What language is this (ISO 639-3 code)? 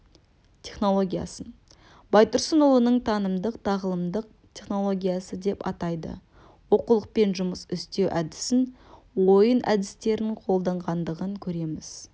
kaz